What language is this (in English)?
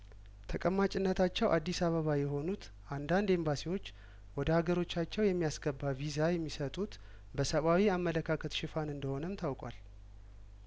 Amharic